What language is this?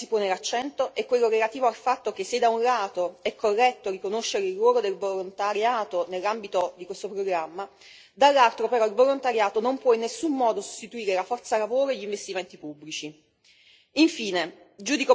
Italian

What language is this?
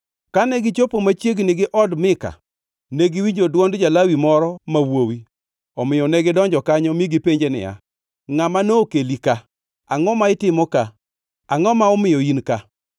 Luo (Kenya and Tanzania)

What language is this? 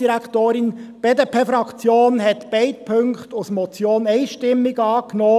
Swiss German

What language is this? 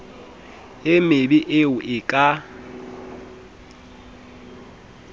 Southern Sotho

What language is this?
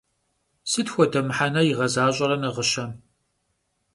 Kabardian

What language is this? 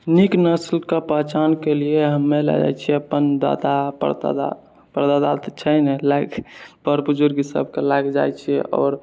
Maithili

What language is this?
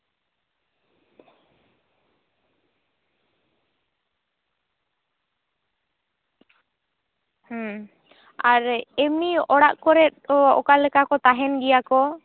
Santali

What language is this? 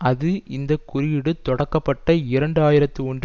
Tamil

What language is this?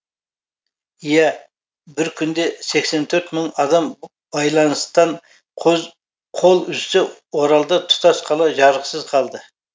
Kazakh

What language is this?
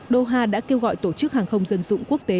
Vietnamese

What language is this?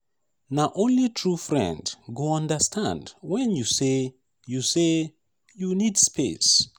Nigerian Pidgin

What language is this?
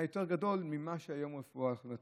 Hebrew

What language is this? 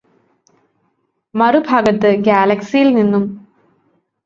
Malayalam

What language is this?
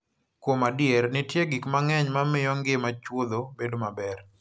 Luo (Kenya and Tanzania)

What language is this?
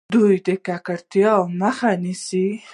Pashto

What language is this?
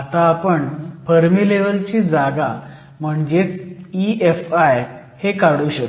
Marathi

